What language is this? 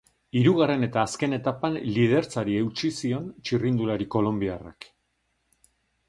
Basque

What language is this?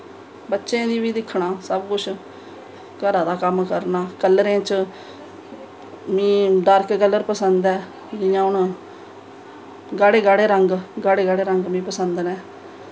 Dogri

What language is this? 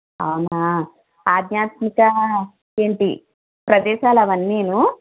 Telugu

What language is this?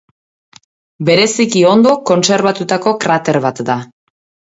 Basque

